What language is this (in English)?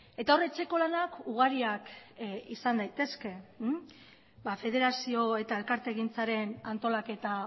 Basque